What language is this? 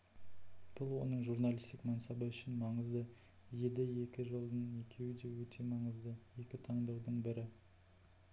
Kazakh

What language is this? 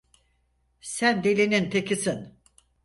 Turkish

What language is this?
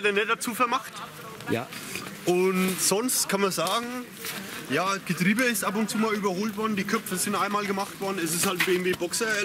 German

